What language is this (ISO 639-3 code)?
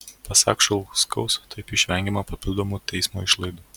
lit